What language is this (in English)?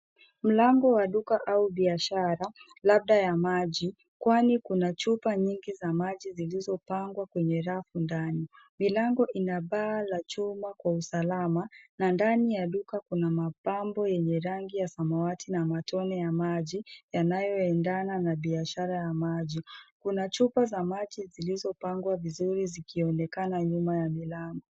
Swahili